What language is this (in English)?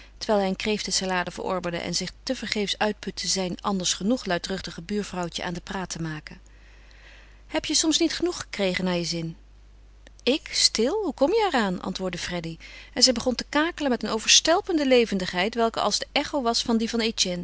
Dutch